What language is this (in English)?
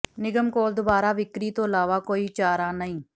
Punjabi